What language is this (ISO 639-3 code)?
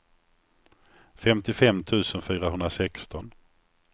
swe